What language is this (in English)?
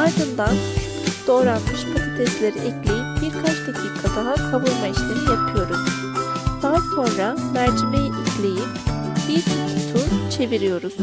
Turkish